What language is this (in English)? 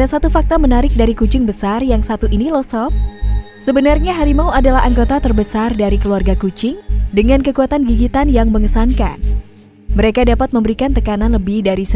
Indonesian